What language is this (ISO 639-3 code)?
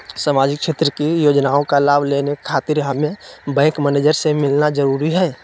mag